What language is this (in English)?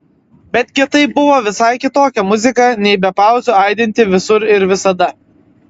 Lithuanian